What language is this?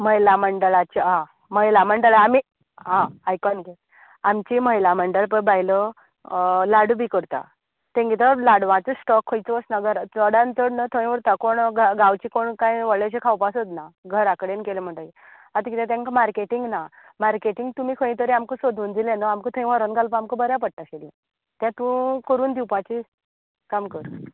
Konkani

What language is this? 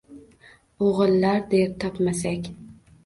Uzbek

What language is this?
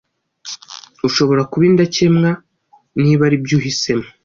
Kinyarwanda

